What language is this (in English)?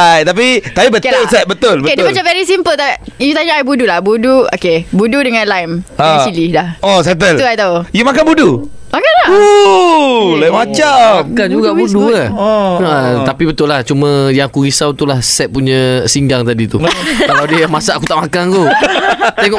Malay